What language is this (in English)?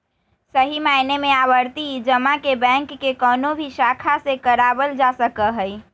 Magahi